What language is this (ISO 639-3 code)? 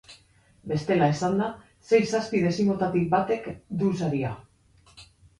eus